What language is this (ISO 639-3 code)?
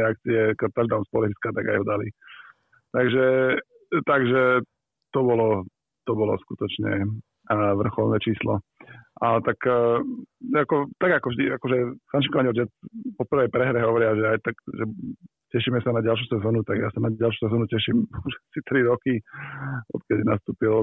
slk